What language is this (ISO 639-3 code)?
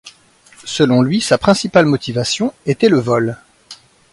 fra